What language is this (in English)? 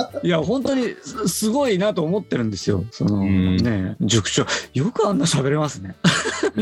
Japanese